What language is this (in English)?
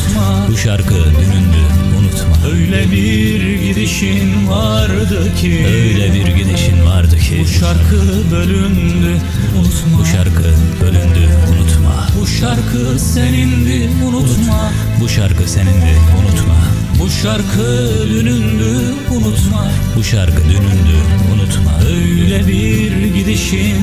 Turkish